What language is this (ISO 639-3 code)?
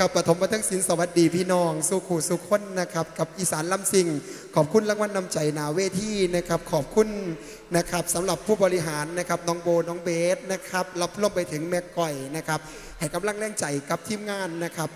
tha